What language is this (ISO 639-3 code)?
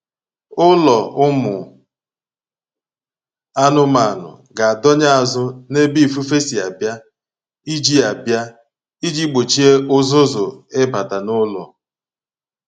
ibo